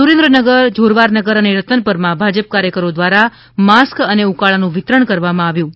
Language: Gujarati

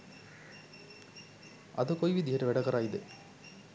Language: Sinhala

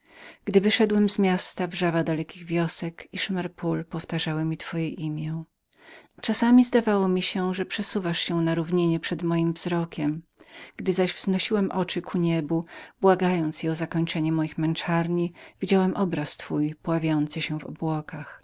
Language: Polish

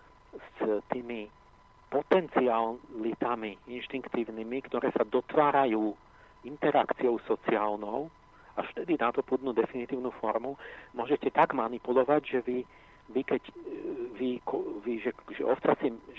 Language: Slovak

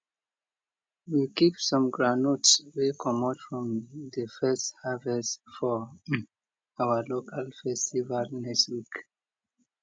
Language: Nigerian Pidgin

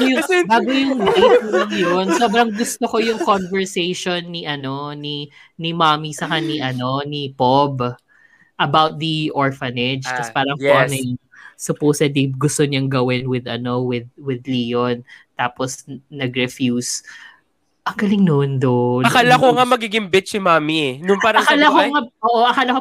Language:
Filipino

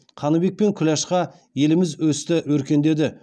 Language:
Kazakh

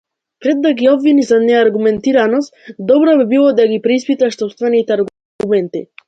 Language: Macedonian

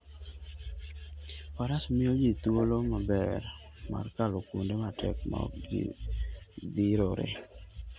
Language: Luo (Kenya and Tanzania)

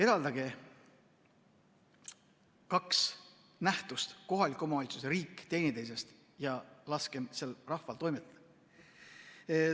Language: Estonian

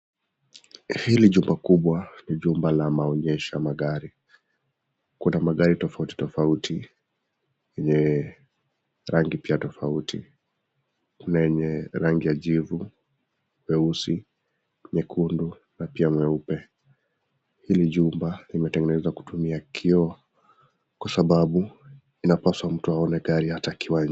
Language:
Swahili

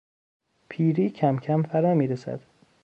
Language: Persian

